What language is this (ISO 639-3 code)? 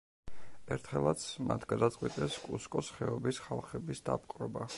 kat